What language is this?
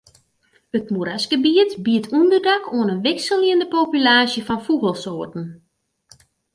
Western Frisian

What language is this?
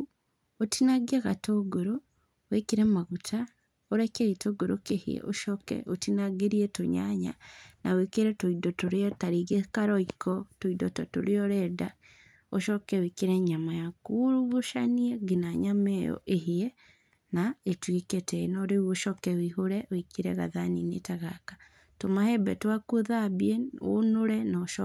Kikuyu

